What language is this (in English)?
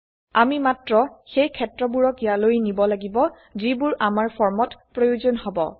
Assamese